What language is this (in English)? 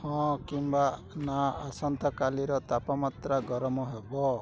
Odia